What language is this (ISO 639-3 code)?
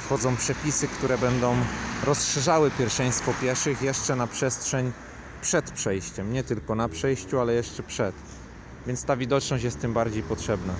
pol